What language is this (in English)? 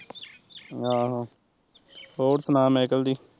Punjabi